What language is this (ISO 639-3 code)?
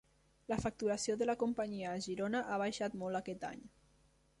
cat